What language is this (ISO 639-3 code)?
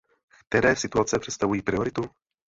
ces